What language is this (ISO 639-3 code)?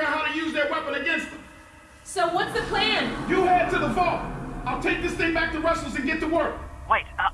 tur